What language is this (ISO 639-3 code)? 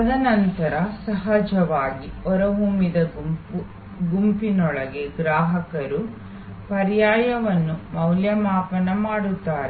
kan